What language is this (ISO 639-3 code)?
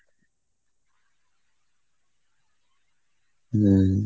ben